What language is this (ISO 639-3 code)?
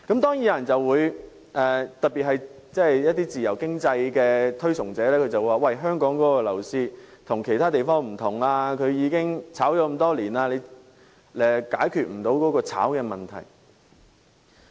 yue